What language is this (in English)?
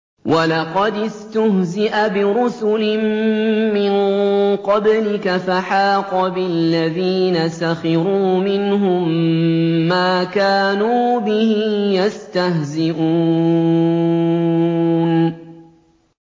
Arabic